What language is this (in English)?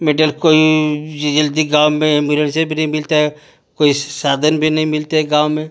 Hindi